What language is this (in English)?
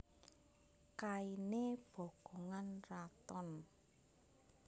Javanese